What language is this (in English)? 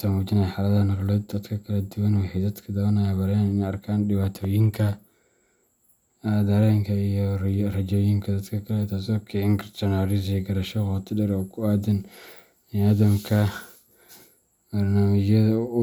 Somali